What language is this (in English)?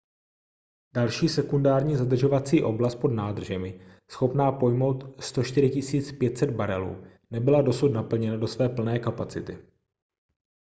Czech